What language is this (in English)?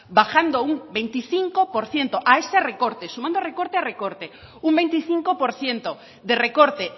Spanish